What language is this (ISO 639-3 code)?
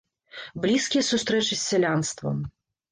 bel